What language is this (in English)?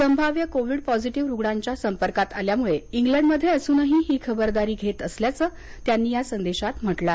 Marathi